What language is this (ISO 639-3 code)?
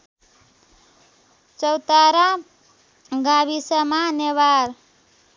nep